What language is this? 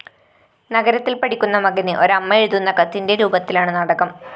Malayalam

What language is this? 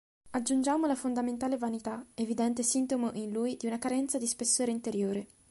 Italian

